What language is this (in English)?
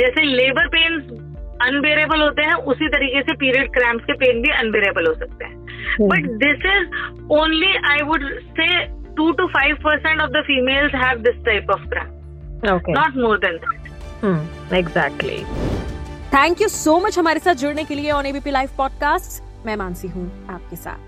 Hindi